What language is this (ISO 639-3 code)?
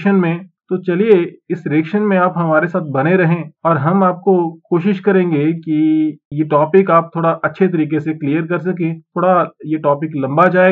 hin